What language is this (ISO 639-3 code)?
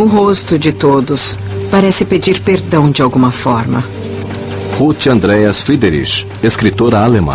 por